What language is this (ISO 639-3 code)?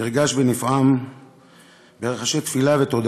heb